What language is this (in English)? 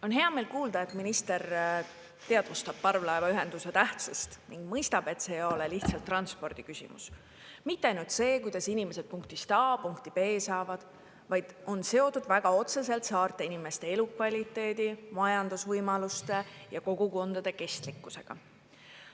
Estonian